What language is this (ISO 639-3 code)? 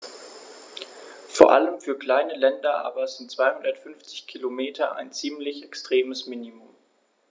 deu